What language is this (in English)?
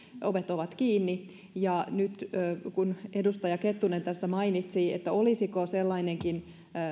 Finnish